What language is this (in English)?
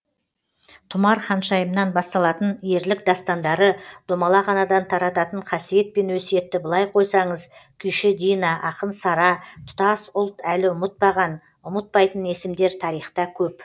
Kazakh